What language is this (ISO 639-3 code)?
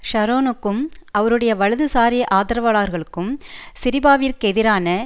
tam